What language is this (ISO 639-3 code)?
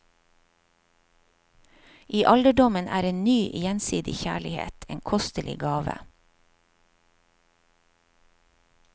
nor